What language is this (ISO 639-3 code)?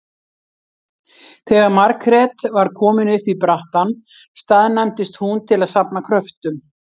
isl